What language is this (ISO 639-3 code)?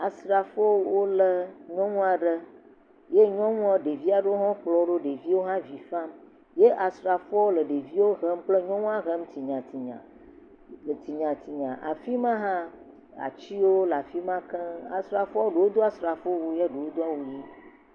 ewe